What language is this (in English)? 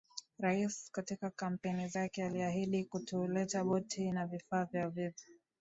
Swahili